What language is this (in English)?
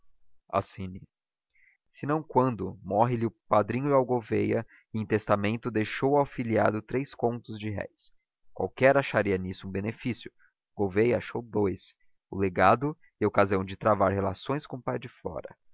Portuguese